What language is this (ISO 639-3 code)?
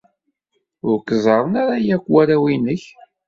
kab